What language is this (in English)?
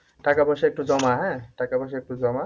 Bangla